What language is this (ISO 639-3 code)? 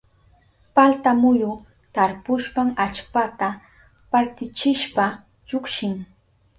qup